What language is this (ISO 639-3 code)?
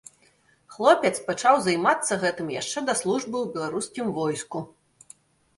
bel